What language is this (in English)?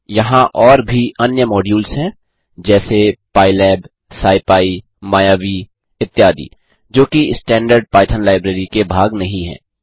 Hindi